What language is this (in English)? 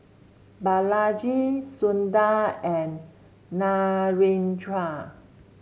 English